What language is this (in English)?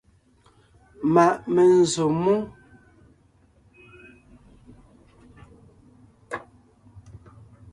Ngiemboon